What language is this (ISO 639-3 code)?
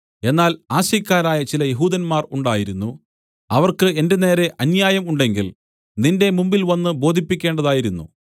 mal